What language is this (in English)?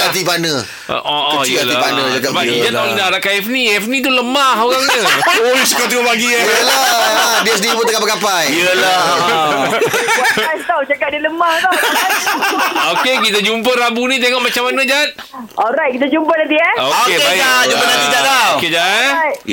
Malay